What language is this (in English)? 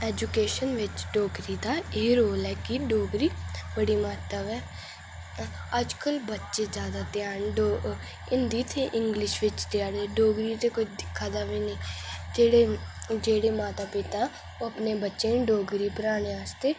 Dogri